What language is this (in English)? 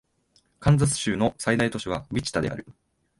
Japanese